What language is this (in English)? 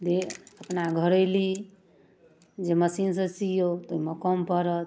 Maithili